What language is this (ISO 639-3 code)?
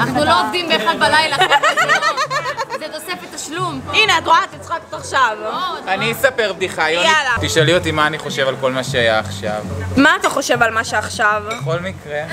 heb